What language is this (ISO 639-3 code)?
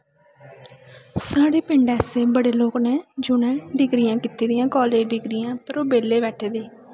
doi